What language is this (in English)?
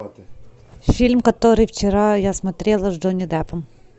Russian